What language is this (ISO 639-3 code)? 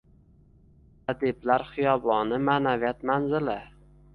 uzb